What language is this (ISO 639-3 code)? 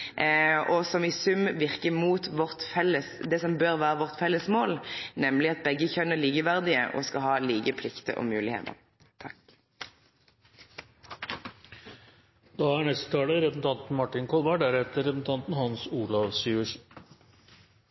nor